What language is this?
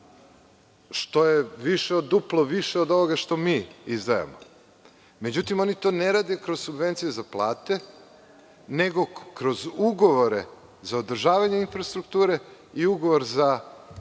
Serbian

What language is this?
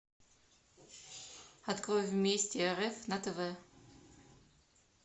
Russian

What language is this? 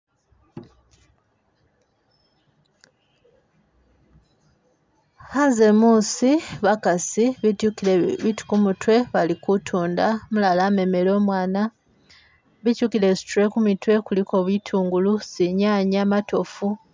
Masaaba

